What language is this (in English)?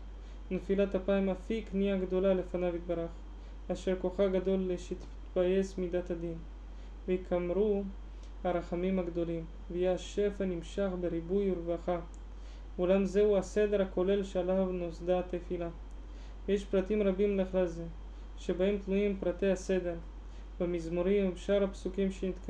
Hebrew